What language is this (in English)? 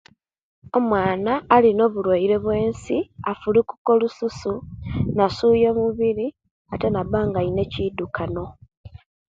Kenyi